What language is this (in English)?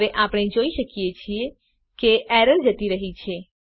Gujarati